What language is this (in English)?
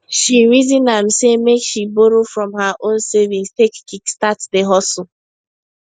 Nigerian Pidgin